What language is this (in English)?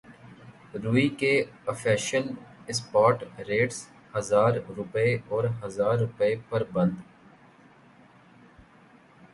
Urdu